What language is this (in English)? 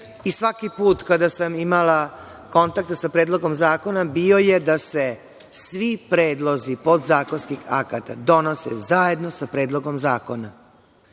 Serbian